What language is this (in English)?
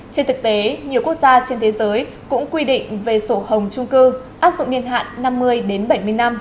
Vietnamese